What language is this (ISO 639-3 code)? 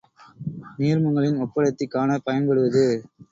tam